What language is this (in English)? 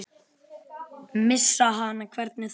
Icelandic